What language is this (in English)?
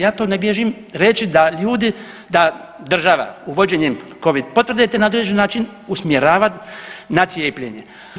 Croatian